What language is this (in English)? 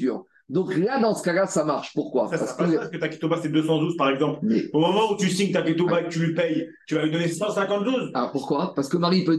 French